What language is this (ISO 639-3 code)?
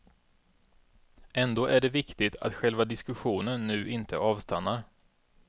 swe